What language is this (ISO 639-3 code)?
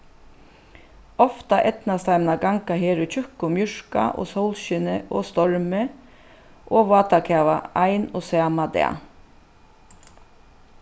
fao